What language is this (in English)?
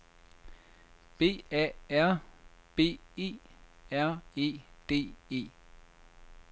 Danish